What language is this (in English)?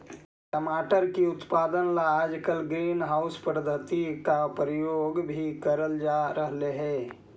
Magahi